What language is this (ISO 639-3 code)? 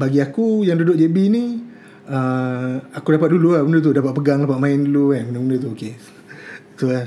msa